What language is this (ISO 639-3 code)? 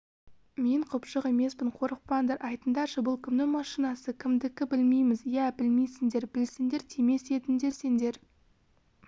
kaz